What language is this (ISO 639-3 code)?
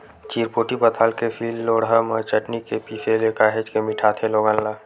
hne